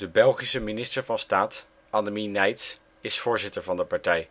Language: Dutch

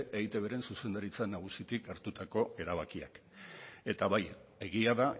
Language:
Basque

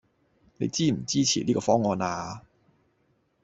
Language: Cantonese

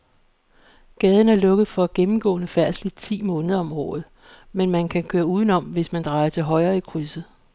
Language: Danish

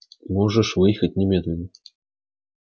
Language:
Russian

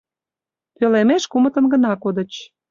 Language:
Mari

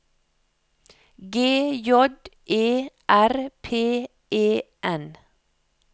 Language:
Norwegian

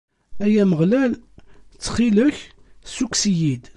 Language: Kabyle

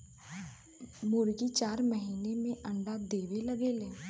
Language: Bhojpuri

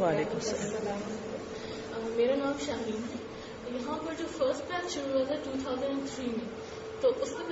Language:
Urdu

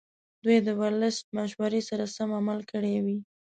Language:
Pashto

